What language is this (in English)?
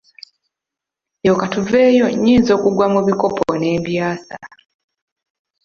Ganda